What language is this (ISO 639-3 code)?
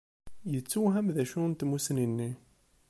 kab